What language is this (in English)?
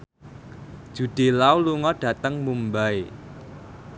Javanese